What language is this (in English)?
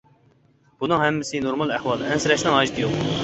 Uyghur